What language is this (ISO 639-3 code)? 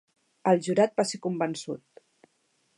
cat